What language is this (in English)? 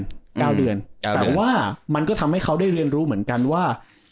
Thai